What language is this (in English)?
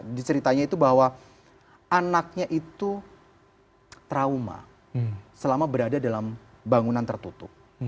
Indonesian